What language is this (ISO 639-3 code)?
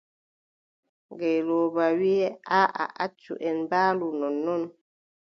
fub